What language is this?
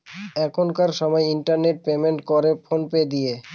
Bangla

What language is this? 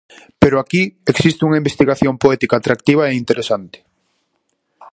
Galician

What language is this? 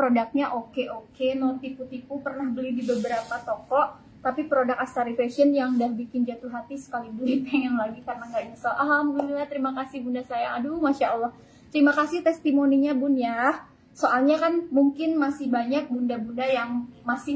Indonesian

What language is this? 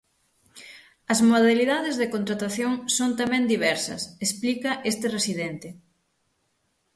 Galician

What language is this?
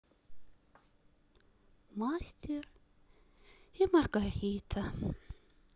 Russian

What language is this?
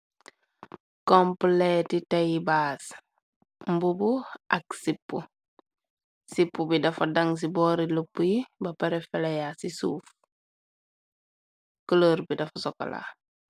Wolof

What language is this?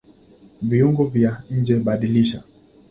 Swahili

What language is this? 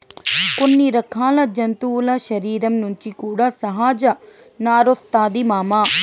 Telugu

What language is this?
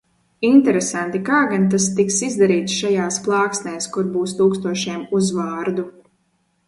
Latvian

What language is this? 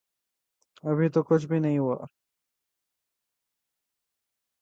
Urdu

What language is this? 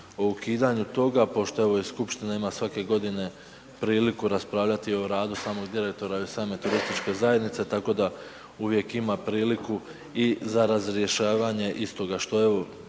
Croatian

